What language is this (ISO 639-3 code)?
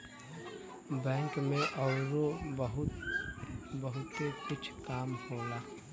bho